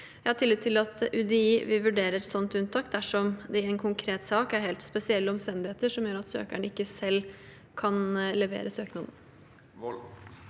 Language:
Norwegian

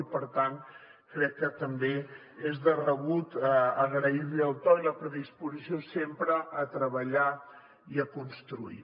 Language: Catalan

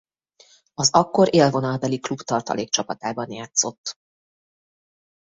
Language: Hungarian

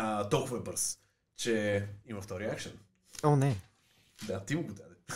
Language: Bulgarian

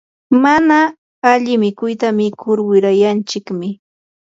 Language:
Yanahuanca Pasco Quechua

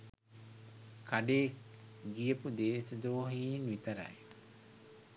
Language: Sinhala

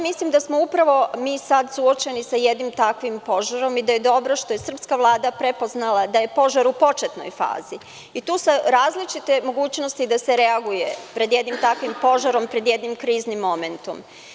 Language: Serbian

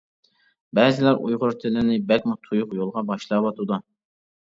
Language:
Uyghur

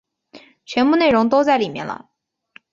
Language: Chinese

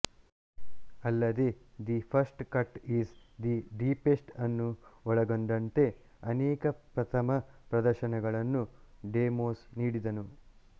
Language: Kannada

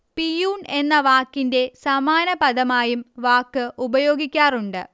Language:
Malayalam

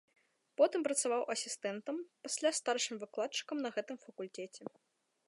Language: Belarusian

